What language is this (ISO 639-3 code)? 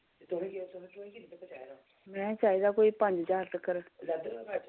doi